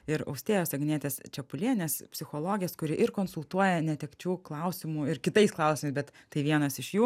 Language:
Lithuanian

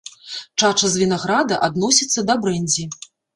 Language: Belarusian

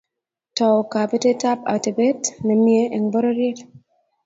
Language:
Kalenjin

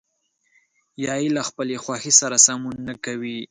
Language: Pashto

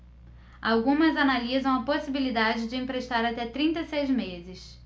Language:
Portuguese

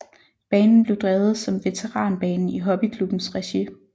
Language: Danish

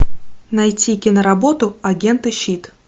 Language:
Russian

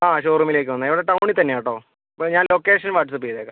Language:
Malayalam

